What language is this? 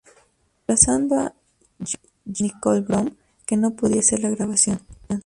Spanish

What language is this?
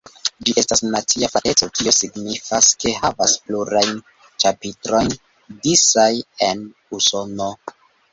Esperanto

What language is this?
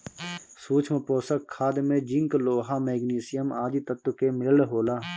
Bhojpuri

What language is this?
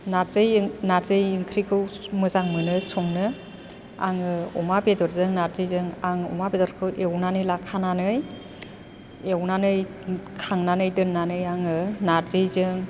Bodo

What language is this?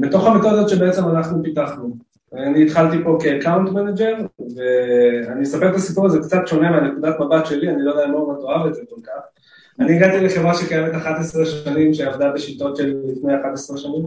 Hebrew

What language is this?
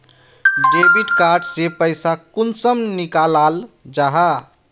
Magahi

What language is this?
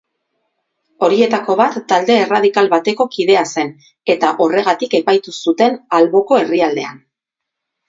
Basque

